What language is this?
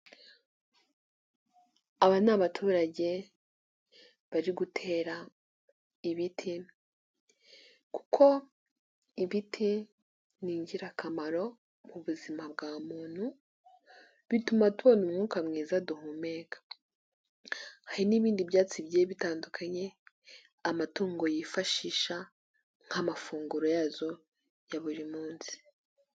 Kinyarwanda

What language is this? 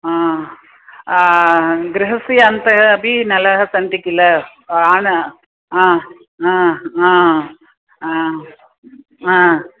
Sanskrit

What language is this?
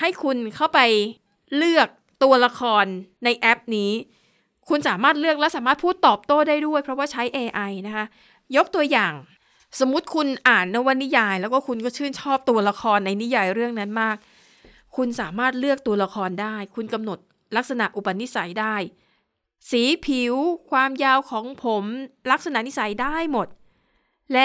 Thai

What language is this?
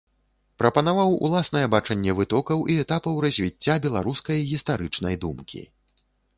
Belarusian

